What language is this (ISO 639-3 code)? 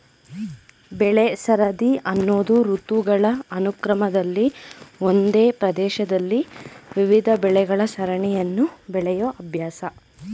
kan